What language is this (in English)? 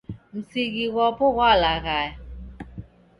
Taita